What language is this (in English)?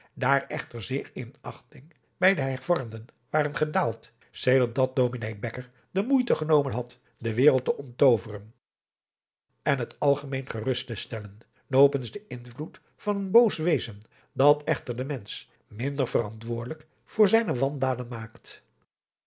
Dutch